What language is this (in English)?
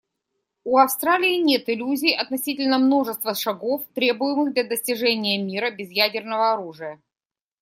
Russian